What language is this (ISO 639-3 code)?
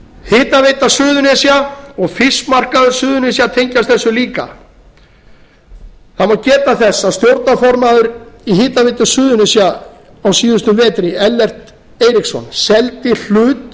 isl